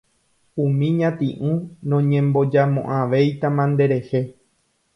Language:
Guarani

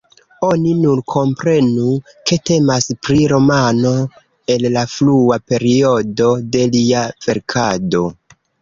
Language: Esperanto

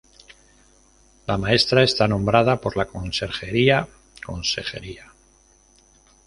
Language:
Spanish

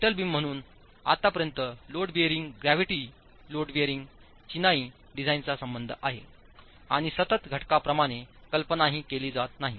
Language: Marathi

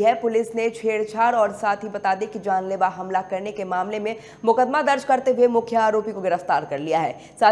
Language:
Hindi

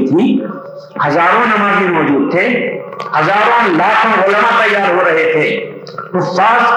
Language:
Urdu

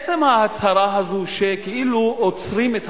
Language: Hebrew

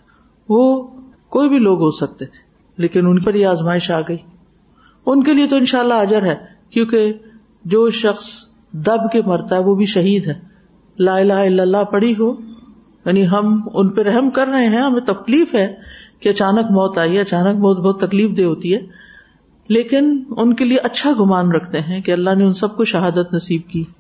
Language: Urdu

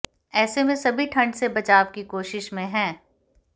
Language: Hindi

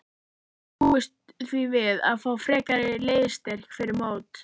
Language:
Icelandic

